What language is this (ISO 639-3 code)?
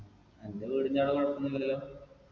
mal